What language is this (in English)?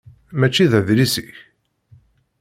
Kabyle